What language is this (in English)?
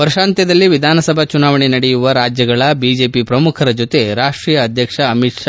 Kannada